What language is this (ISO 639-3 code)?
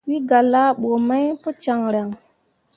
mua